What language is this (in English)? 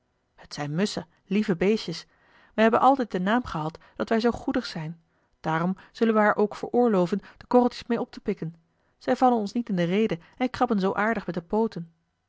Dutch